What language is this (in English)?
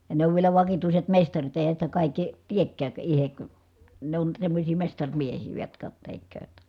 Finnish